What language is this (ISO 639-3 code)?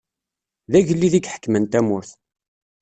kab